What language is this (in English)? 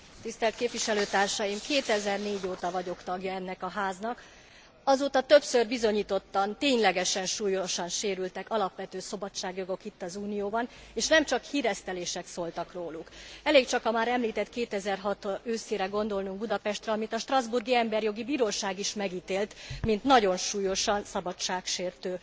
Hungarian